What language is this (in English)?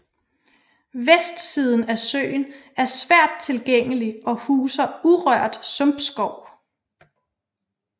Danish